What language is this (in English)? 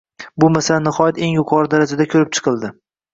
Uzbek